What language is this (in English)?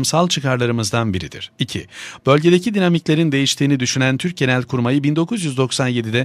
Turkish